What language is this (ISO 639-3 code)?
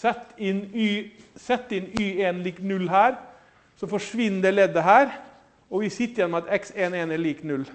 nor